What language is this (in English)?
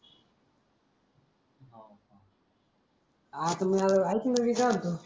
Marathi